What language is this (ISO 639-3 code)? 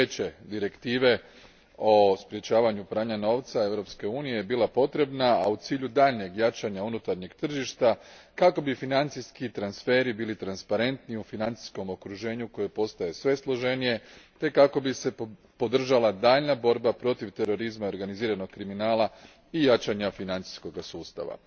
hrv